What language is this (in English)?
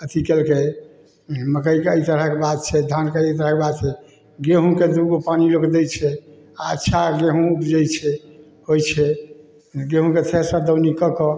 Maithili